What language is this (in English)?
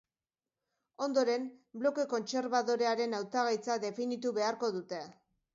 Basque